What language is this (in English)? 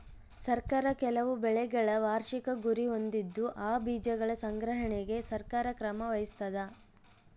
Kannada